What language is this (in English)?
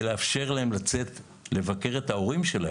Hebrew